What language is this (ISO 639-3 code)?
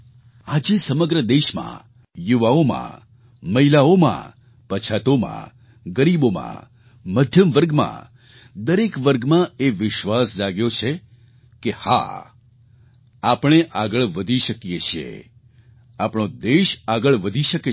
guj